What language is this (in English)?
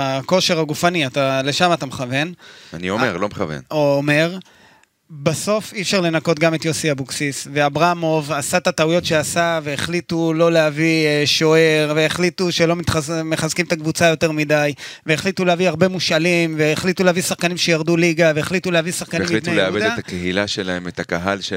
Hebrew